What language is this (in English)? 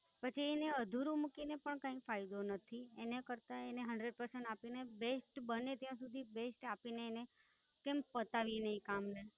Gujarati